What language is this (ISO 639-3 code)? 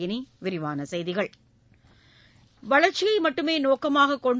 tam